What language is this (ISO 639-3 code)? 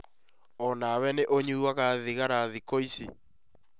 kik